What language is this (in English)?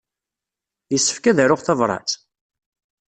Kabyle